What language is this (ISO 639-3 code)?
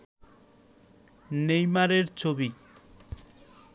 ben